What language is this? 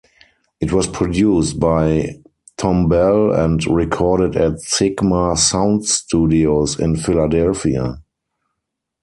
English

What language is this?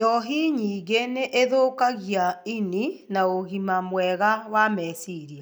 Kikuyu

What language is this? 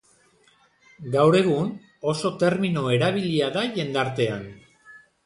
Basque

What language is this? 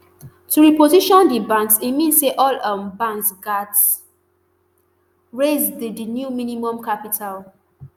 Nigerian Pidgin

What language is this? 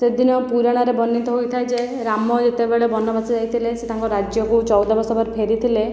Odia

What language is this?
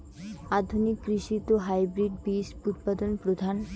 Bangla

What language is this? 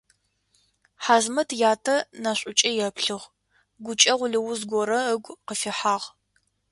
Adyghe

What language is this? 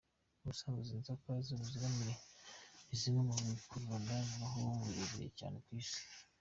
Kinyarwanda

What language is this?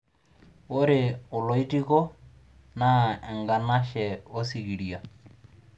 Masai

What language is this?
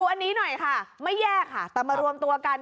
Thai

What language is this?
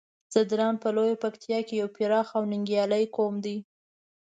Pashto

